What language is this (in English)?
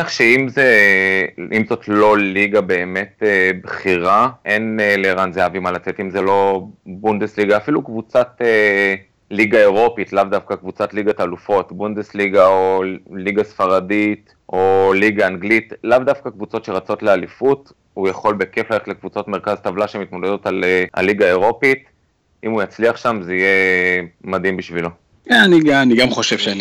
Hebrew